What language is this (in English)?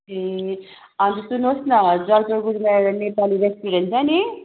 Nepali